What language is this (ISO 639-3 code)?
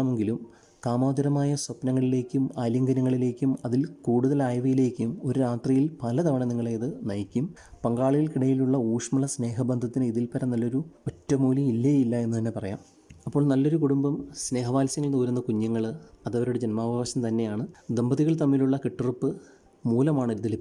mal